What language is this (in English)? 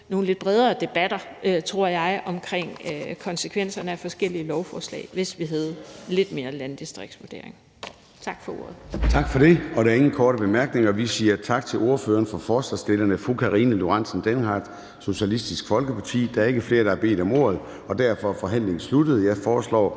Danish